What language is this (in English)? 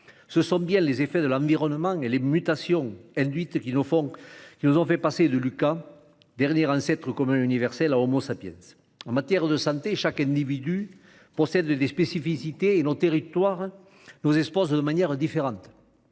French